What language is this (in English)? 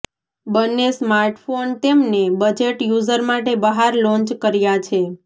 Gujarati